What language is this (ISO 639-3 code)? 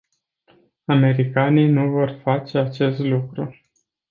ron